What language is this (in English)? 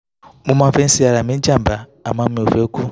Yoruba